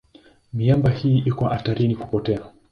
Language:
Swahili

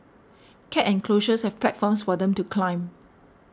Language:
English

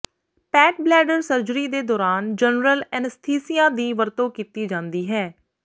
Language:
Punjabi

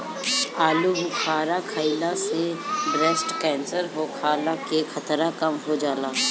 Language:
Bhojpuri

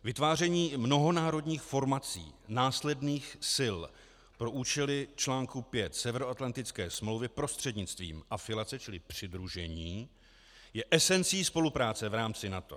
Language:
Czech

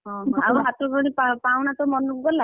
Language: Odia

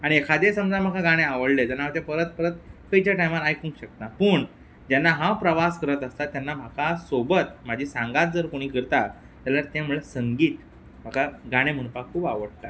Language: Konkani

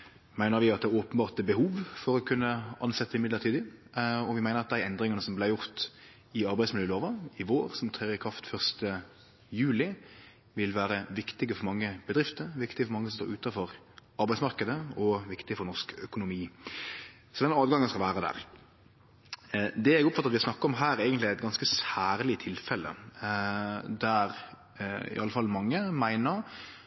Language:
Norwegian Nynorsk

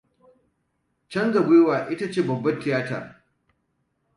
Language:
Hausa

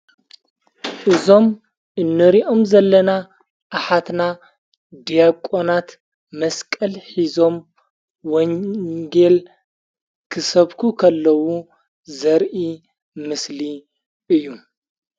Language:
Tigrinya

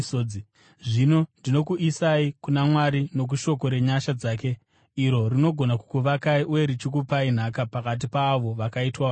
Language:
Shona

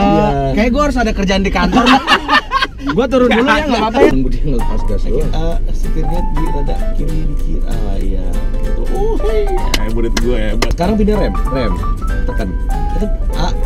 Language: Indonesian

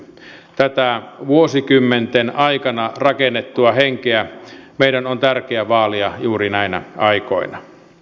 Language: Finnish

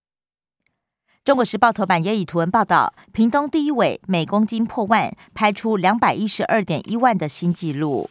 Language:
Chinese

